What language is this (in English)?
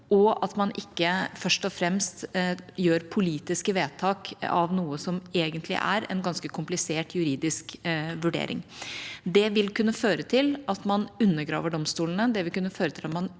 Norwegian